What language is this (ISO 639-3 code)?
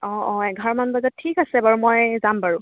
asm